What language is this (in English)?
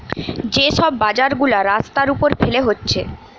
Bangla